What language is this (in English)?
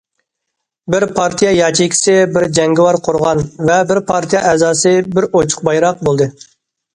Uyghur